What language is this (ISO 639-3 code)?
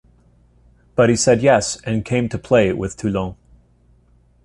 eng